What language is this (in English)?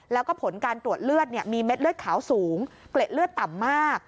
Thai